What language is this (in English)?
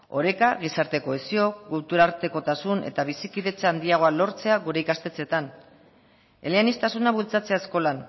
Basque